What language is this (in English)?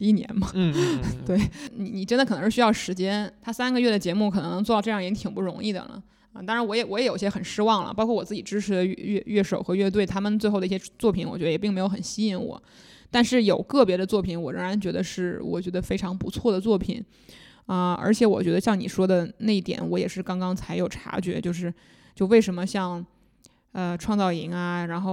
Chinese